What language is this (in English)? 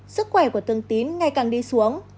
Vietnamese